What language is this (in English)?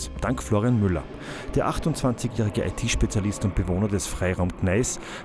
German